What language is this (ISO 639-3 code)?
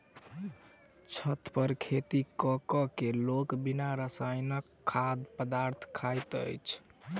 mai